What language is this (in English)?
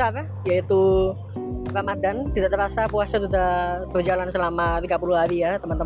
Indonesian